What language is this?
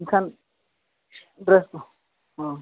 Santali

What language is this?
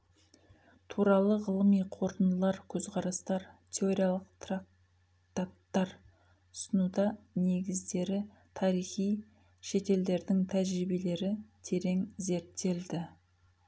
Kazakh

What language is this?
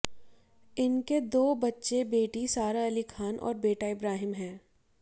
Hindi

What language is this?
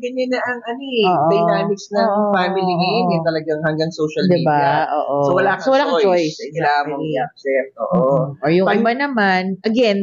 Filipino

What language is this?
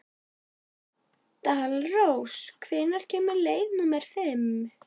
Icelandic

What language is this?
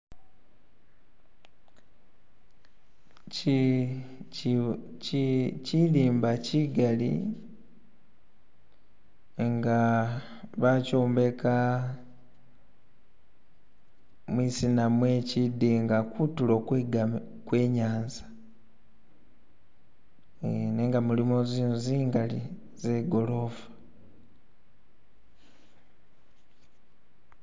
Masaaba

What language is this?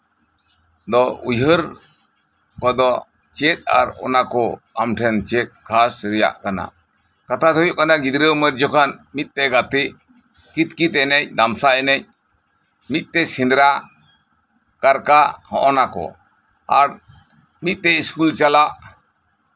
Santali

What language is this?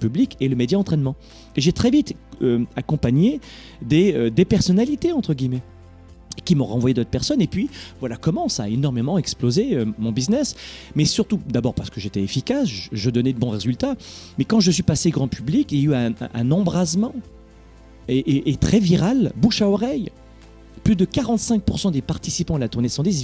French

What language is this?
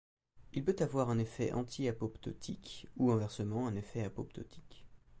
French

